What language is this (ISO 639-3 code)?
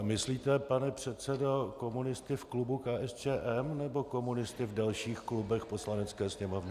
ces